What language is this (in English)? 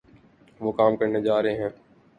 Urdu